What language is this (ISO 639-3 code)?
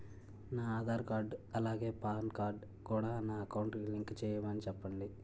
tel